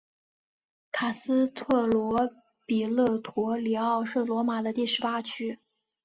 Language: Chinese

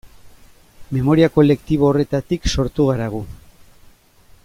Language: Basque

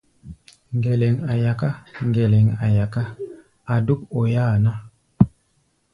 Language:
Gbaya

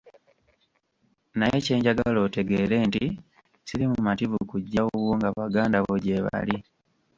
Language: Ganda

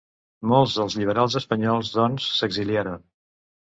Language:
Catalan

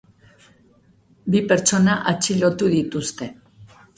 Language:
Basque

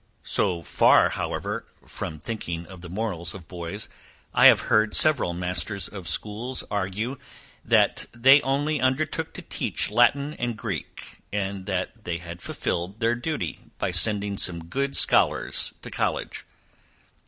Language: English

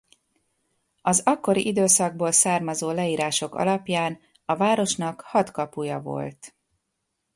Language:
Hungarian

